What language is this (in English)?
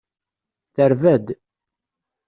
Kabyle